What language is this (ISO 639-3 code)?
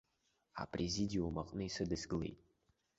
abk